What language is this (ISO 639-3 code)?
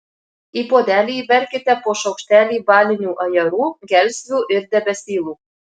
lit